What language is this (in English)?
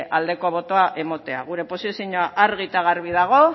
Basque